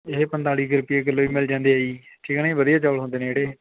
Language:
Punjabi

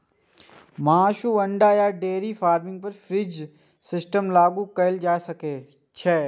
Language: Maithili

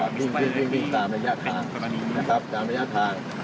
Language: Thai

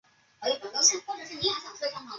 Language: Chinese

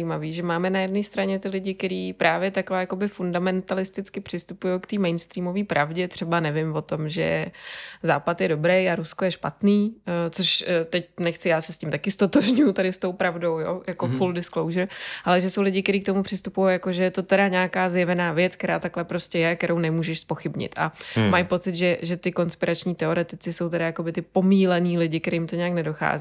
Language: Czech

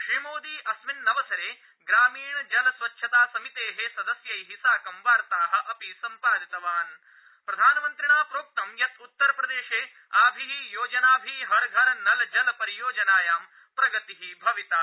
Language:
Sanskrit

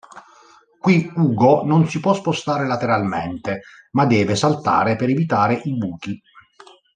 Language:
Italian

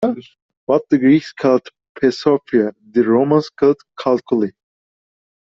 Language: English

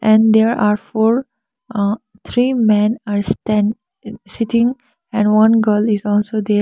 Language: English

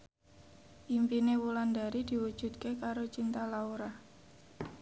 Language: Javanese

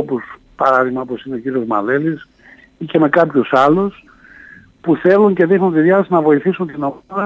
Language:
Greek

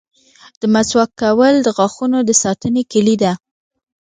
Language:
Pashto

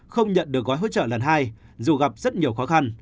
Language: Vietnamese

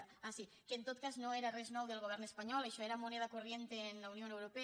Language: Catalan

